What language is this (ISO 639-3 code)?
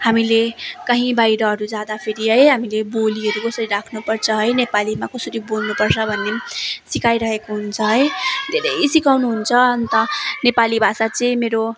nep